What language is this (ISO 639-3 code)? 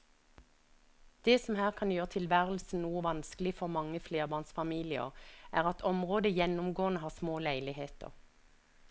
nor